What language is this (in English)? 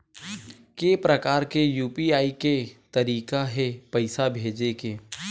Chhattisgarhi